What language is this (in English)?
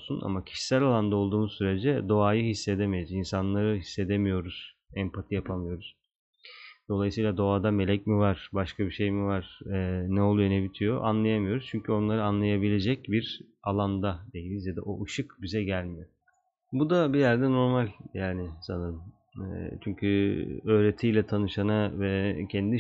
Turkish